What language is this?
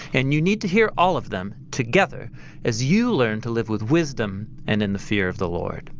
English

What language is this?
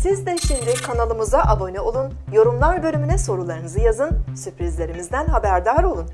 Turkish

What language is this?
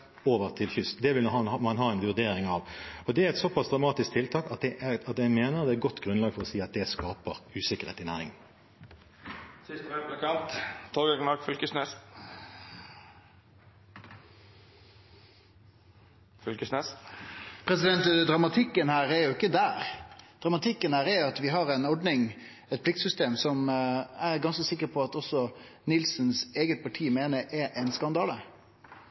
Norwegian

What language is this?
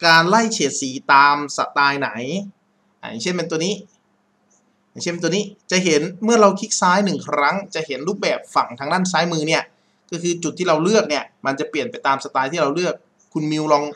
Thai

